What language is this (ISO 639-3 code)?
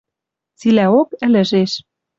mrj